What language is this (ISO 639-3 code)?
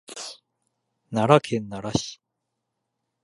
jpn